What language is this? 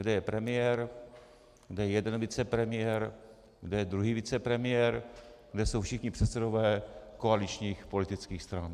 Czech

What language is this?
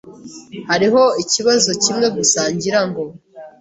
Kinyarwanda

